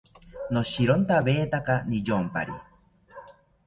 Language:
South Ucayali Ashéninka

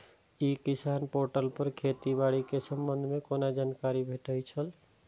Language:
Maithili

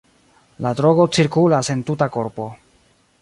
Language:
Esperanto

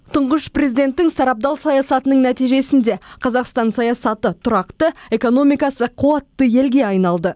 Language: Kazakh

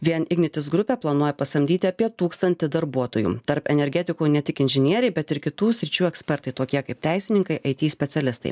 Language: Lithuanian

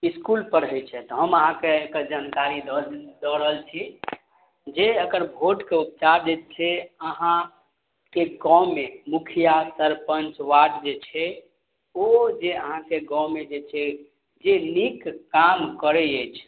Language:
Maithili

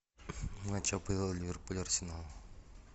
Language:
Russian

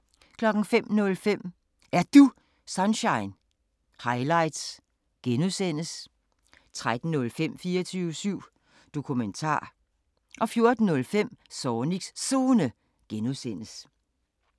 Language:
Danish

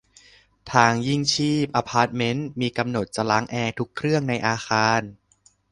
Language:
Thai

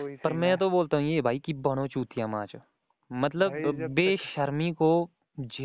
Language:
Hindi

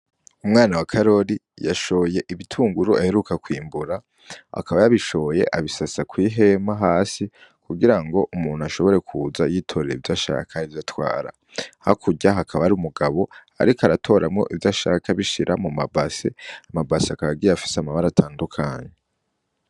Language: Rundi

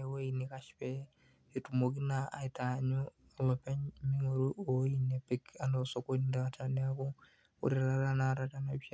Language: Masai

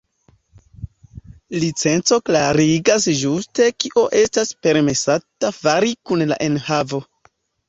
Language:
Esperanto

